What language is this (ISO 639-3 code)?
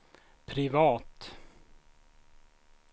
swe